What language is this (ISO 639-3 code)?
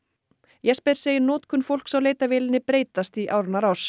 isl